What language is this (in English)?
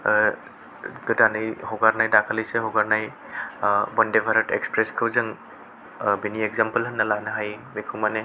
Bodo